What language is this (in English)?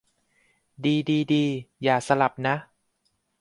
Thai